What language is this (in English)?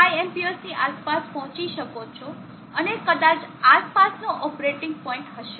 Gujarati